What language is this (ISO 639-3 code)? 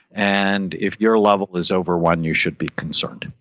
eng